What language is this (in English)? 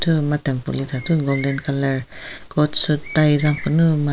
Southern Rengma Naga